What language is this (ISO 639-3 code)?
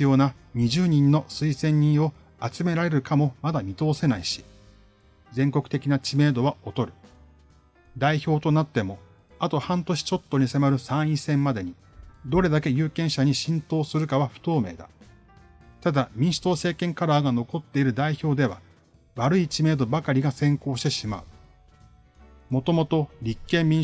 jpn